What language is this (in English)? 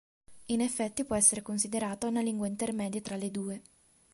Italian